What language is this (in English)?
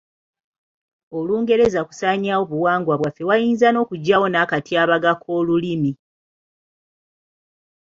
Ganda